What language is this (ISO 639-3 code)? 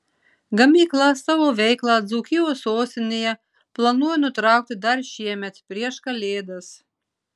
lit